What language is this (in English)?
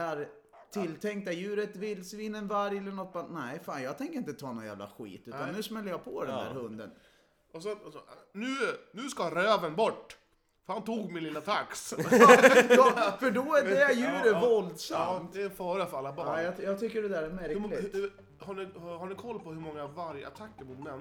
Swedish